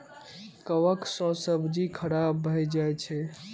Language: Maithili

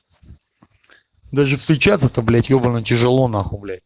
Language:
Russian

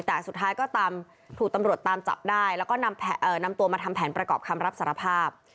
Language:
Thai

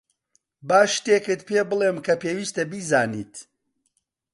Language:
Central Kurdish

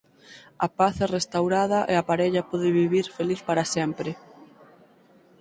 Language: Galician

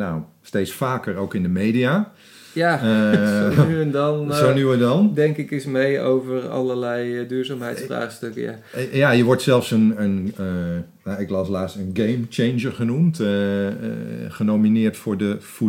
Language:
Dutch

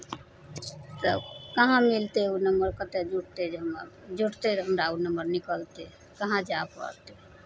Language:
Maithili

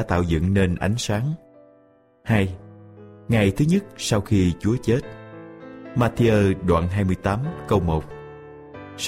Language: Vietnamese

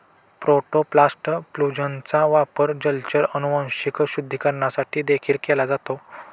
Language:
Marathi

